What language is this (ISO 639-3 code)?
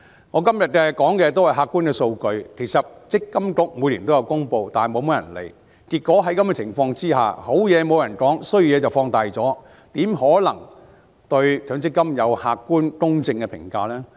yue